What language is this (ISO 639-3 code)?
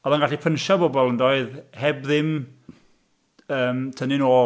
cym